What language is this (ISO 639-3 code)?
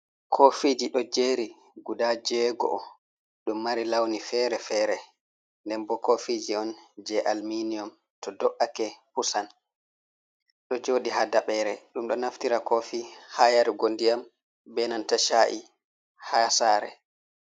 ful